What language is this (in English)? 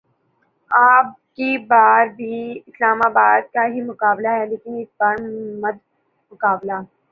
Urdu